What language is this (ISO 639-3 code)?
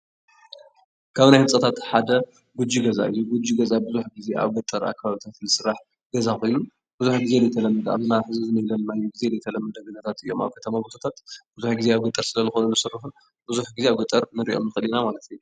tir